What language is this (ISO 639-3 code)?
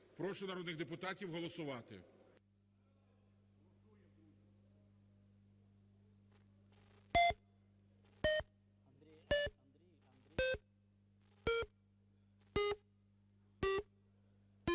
ukr